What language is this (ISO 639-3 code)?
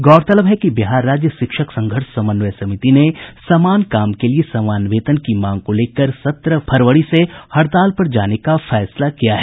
hin